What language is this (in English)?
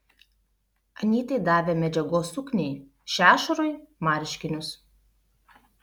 Lithuanian